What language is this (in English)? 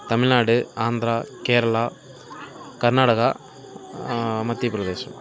Tamil